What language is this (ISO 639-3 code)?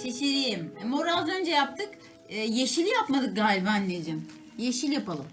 tur